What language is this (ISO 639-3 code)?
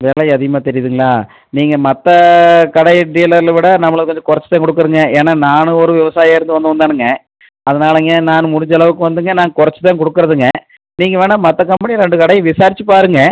tam